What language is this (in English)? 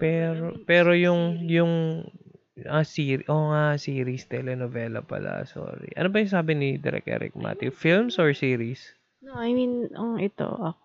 Filipino